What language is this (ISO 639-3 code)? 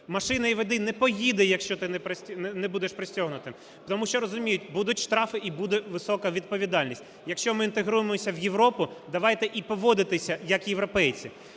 ukr